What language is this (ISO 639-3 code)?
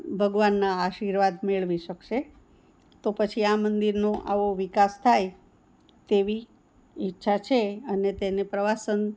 guj